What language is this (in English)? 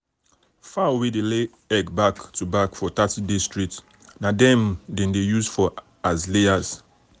Nigerian Pidgin